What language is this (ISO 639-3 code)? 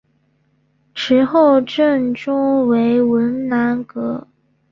zho